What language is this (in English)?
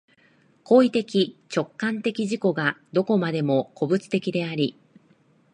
Japanese